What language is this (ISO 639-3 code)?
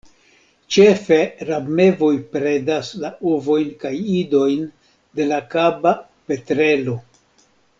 epo